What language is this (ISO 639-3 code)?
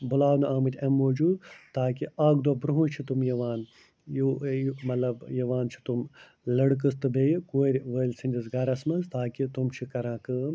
kas